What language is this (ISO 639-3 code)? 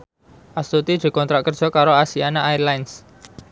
jav